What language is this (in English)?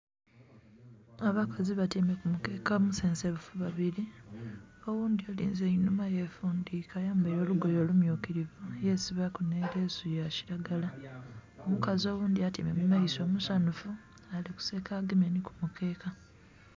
Soga